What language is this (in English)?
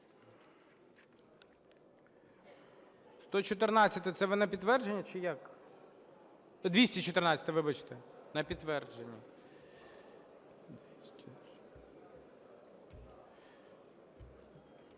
Ukrainian